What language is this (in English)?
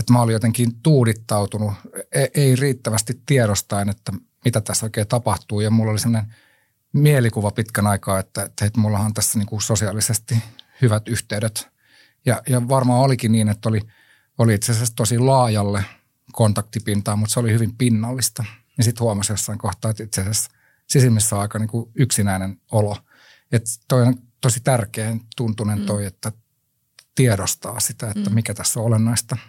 Finnish